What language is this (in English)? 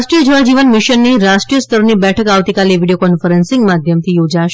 Gujarati